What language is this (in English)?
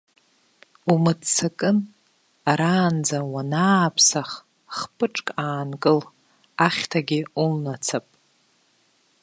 Abkhazian